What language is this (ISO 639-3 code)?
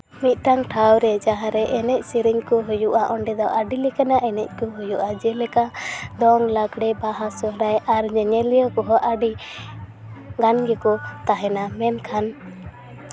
sat